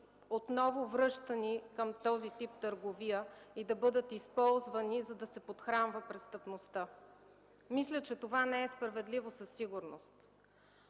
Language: Bulgarian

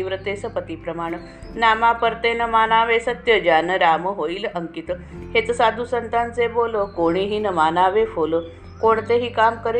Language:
Marathi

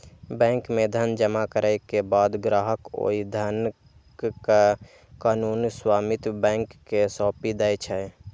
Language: Maithili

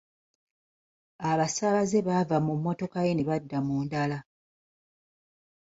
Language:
Ganda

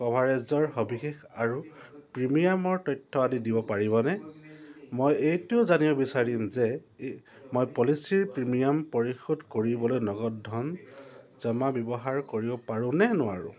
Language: Assamese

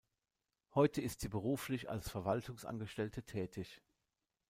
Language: German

